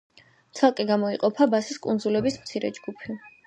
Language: Georgian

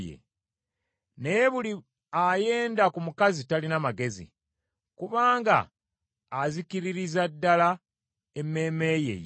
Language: Ganda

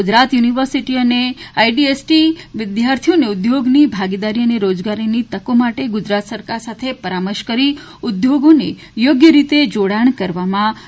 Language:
Gujarati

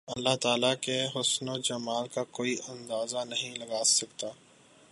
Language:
Urdu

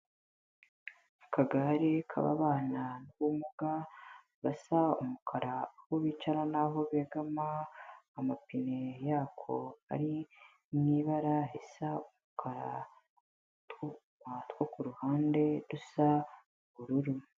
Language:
Kinyarwanda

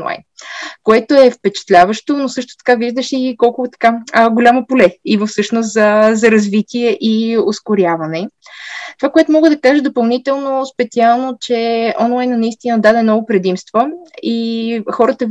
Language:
Bulgarian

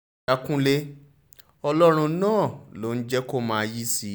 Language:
Yoruba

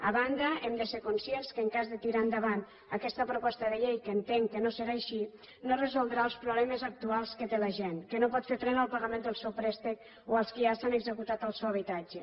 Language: Catalan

